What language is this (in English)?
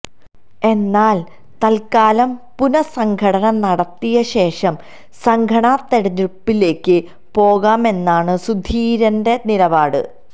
Malayalam